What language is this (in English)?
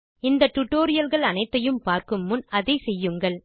Tamil